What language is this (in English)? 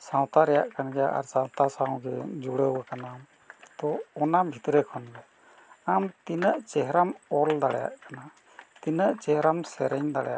Santali